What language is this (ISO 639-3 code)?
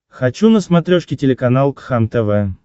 rus